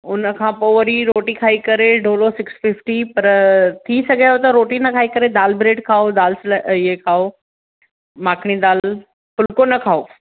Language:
Sindhi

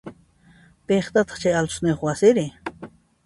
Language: Puno Quechua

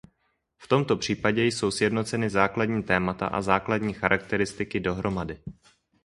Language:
Czech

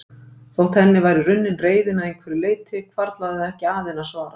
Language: Icelandic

